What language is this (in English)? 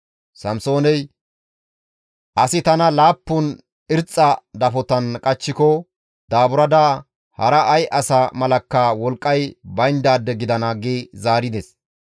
Gamo